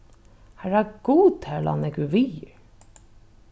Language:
Faroese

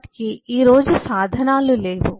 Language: Telugu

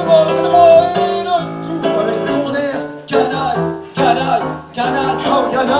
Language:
Korean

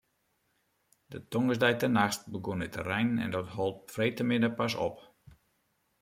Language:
Western Frisian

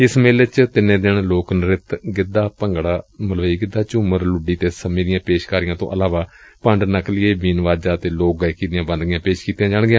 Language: Punjabi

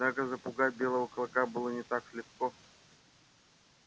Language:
Russian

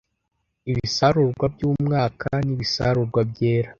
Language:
Kinyarwanda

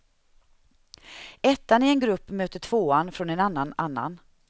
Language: Swedish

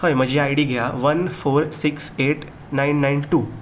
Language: Konkani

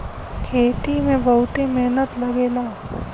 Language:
Bhojpuri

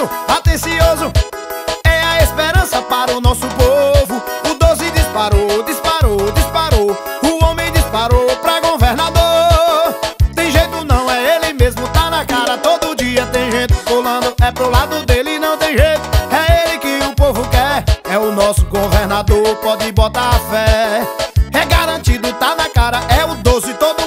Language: Portuguese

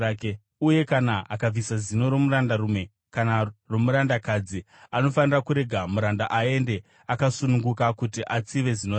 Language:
Shona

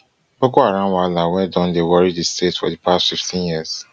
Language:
Nigerian Pidgin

